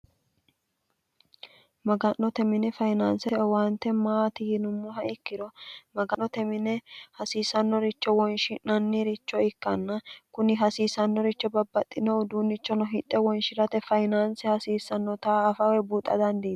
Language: Sidamo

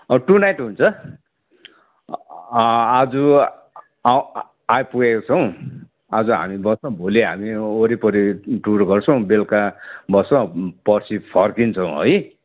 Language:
Nepali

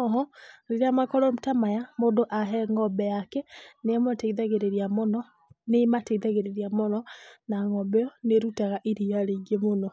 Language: Kikuyu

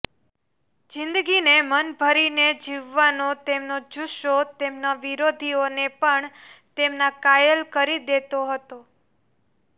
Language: Gujarati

